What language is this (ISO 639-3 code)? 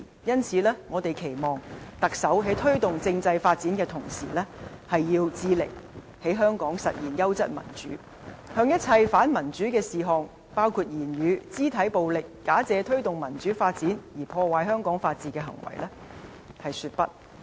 yue